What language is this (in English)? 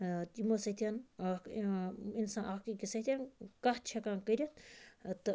Kashmiri